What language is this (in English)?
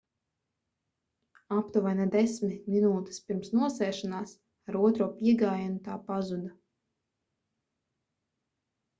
Latvian